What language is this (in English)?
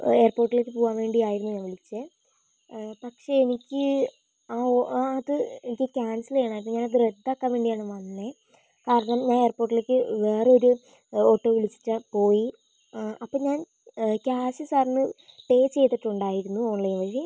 Malayalam